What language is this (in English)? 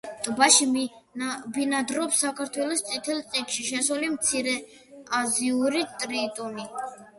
Georgian